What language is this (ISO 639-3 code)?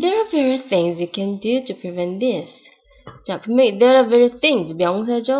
kor